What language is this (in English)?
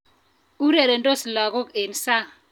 Kalenjin